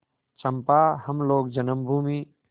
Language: Hindi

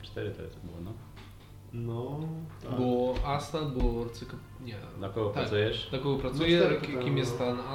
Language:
Polish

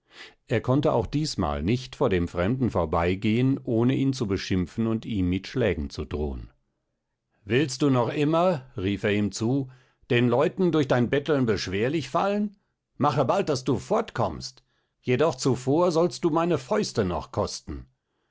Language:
German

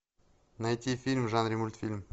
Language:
Russian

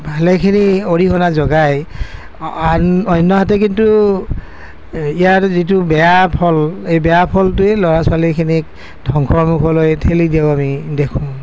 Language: Assamese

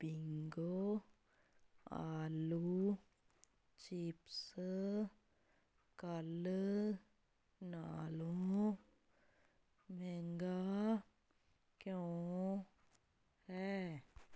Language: Punjabi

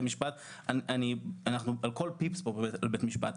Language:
Hebrew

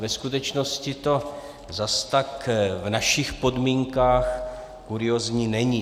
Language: Czech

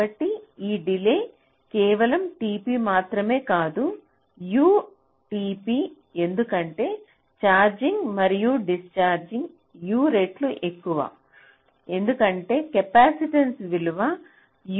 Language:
Telugu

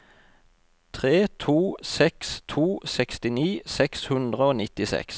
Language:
Norwegian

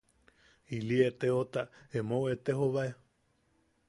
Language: Yaqui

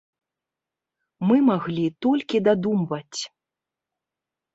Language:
Belarusian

